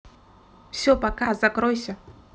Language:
Russian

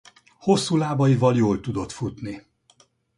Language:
Hungarian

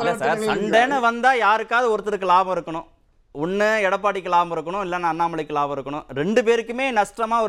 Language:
Tamil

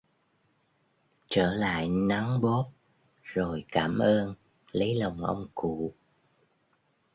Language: Vietnamese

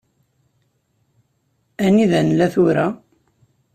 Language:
Kabyle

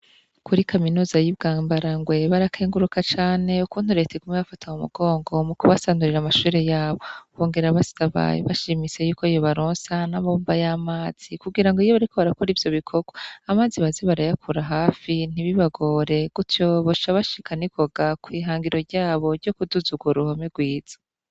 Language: Rundi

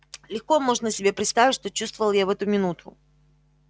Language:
Russian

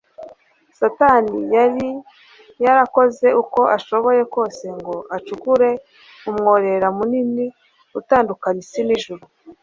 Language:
Kinyarwanda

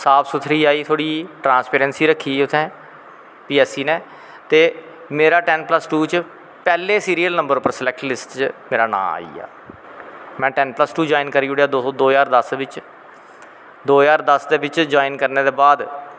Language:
Dogri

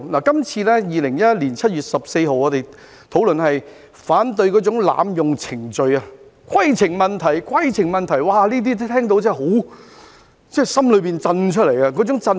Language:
Cantonese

